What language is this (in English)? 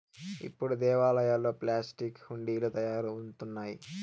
Telugu